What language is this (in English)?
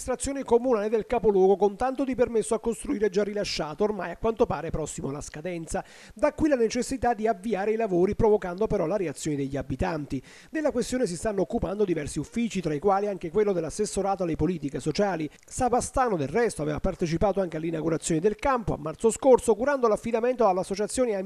Italian